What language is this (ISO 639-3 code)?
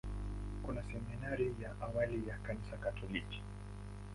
swa